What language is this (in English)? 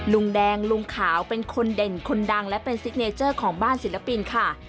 Thai